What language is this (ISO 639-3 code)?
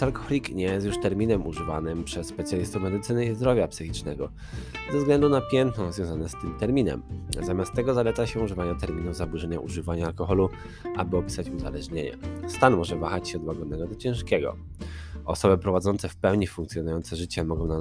pol